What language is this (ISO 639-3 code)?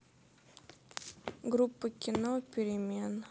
rus